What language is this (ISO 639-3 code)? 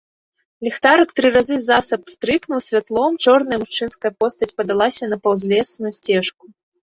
bel